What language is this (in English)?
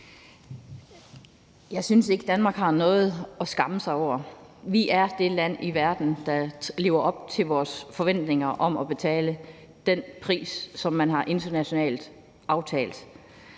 Danish